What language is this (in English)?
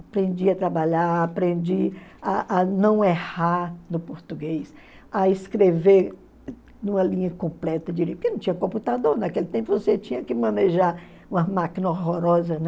Portuguese